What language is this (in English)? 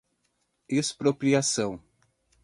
Portuguese